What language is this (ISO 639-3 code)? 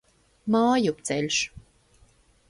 lav